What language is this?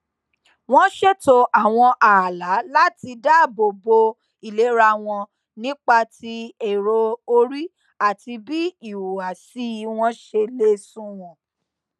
Yoruba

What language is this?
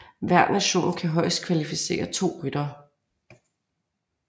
Danish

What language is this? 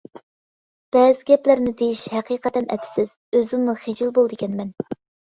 Uyghur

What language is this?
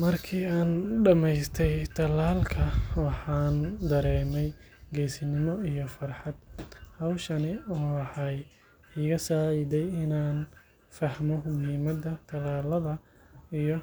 Somali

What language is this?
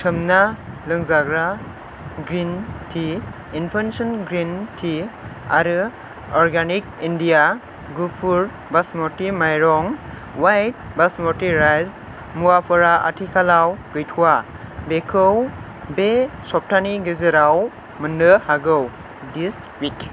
Bodo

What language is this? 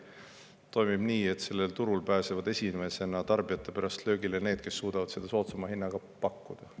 Estonian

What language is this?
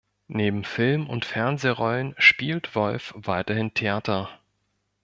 German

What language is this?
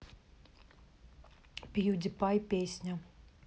Russian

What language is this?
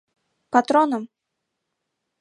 Mari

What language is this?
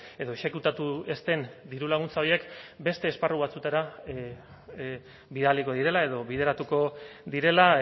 Basque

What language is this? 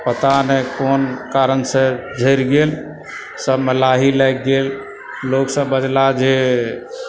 Maithili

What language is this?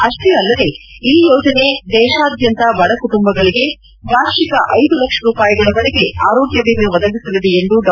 Kannada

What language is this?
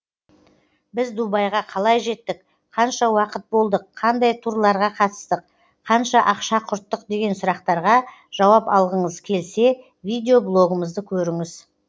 Kazakh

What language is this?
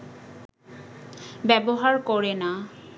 Bangla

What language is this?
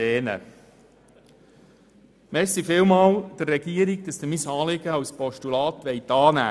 Swiss German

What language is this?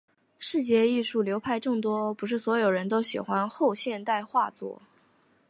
Chinese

